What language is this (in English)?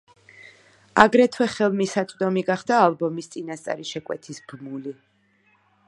Georgian